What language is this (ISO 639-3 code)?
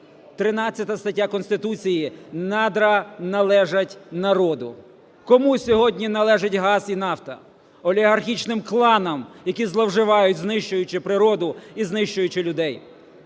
ukr